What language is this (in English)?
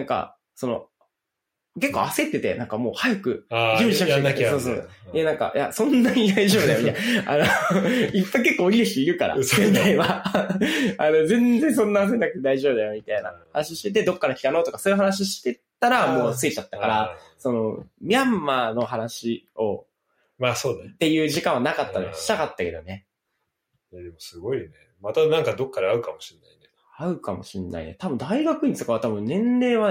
Japanese